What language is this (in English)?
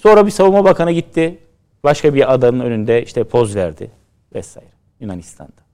Turkish